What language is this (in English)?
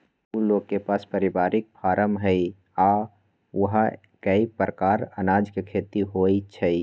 Magahi